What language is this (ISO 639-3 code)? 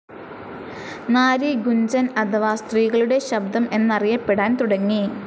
mal